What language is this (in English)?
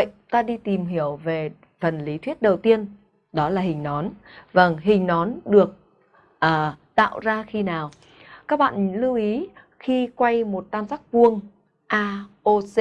Vietnamese